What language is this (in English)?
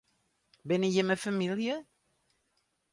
Western Frisian